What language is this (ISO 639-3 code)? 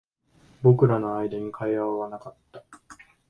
jpn